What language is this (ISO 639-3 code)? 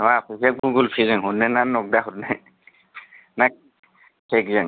brx